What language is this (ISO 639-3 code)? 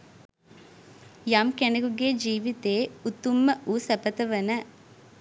sin